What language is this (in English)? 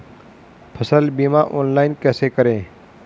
Hindi